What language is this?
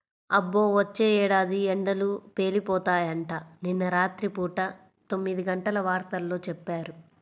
Telugu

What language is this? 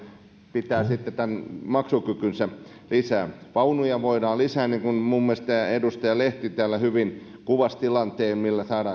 Finnish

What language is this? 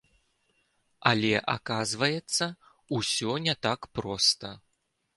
Belarusian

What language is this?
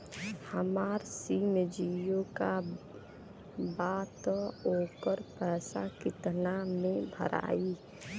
Bhojpuri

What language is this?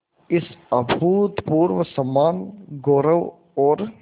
Hindi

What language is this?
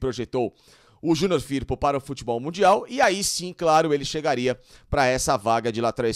Portuguese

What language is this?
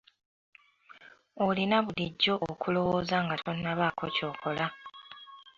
Ganda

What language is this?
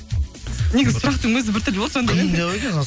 Kazakh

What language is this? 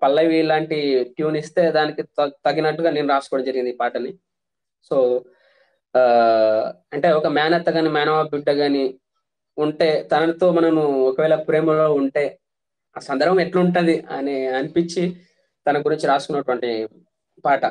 Hindi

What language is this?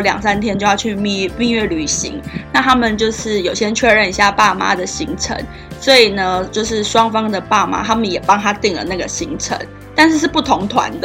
Chinese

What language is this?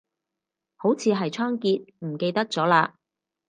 Cantonese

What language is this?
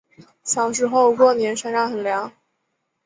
Chinese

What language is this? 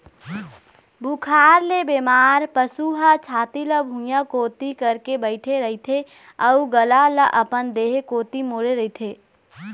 Chhattisgarhi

